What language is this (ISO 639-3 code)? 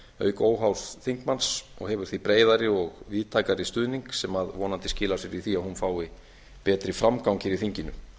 isl